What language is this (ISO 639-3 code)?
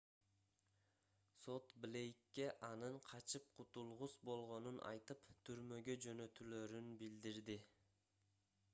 kir